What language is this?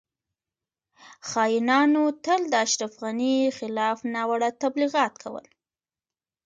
Pashto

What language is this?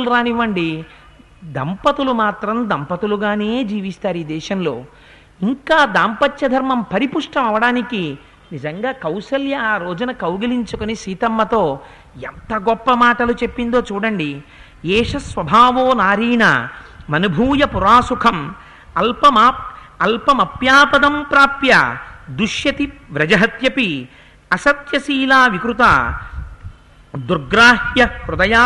Telugu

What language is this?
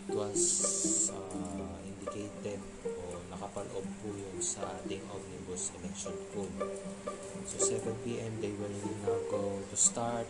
Filipino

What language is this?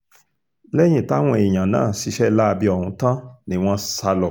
Yoruba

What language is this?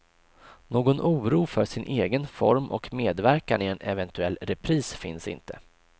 Swedish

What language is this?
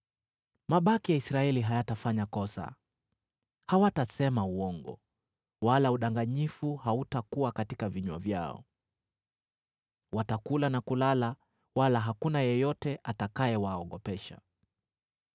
Swahili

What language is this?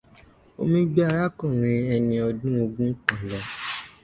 Yoruba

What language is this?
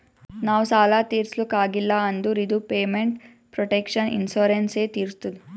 Kannada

